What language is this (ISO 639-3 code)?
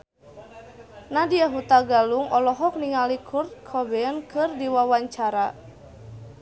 sun